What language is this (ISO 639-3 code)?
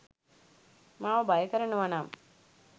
sin